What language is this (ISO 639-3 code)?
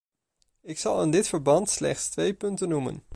nld